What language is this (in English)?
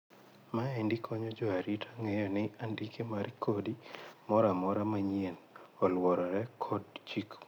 Luo (Kenya and Tanzania)